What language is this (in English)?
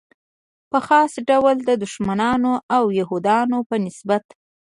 Pashto